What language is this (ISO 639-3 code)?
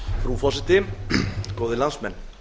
isl